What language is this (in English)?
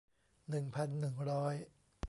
Thai